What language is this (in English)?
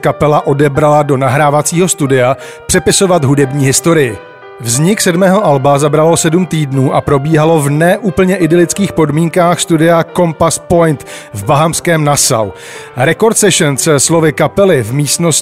Czech